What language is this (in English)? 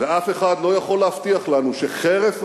Hebrew